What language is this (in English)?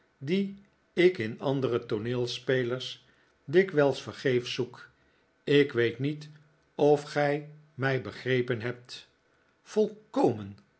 Dutch